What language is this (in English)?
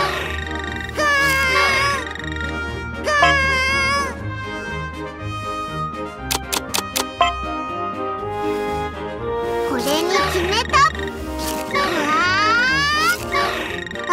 Japanese